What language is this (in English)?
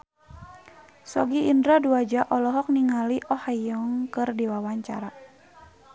Sundanese